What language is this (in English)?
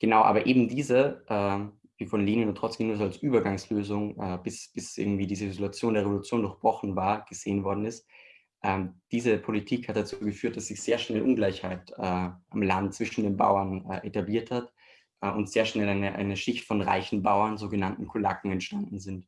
German